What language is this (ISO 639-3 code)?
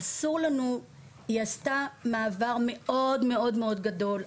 heb